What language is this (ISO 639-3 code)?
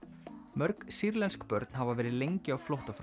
isl